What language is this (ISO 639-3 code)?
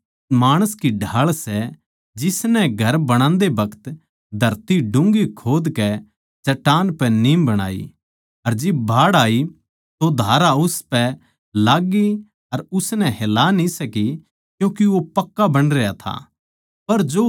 bgc